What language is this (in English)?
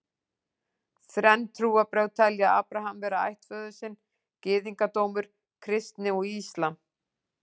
Icelandic